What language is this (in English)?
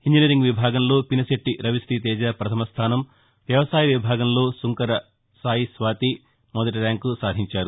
Telugu